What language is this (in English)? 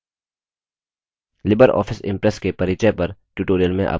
Hindi